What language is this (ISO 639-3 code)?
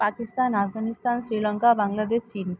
ben